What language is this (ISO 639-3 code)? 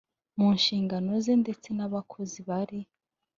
kin